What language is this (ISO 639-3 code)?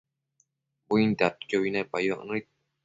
mcf